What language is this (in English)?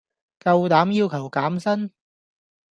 Cantonese